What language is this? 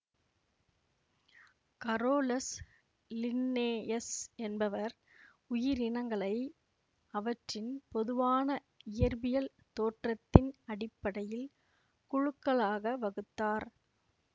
Tamil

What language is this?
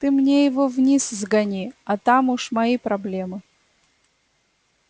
Russian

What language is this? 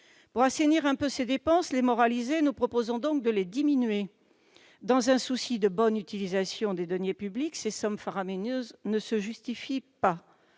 French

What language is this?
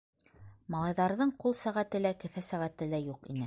Bashkir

